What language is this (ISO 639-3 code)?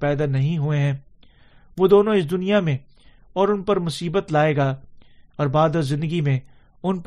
urd